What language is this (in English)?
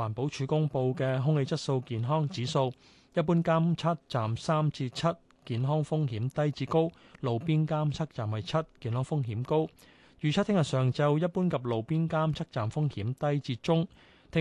Chinese